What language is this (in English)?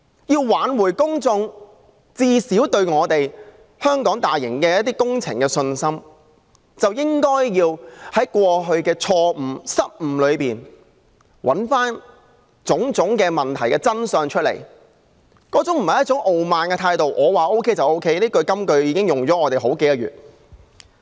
Cantonese